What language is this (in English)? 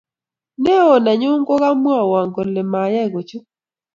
Kalenjin